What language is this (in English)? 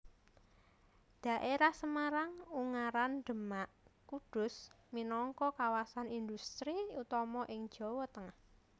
Javanese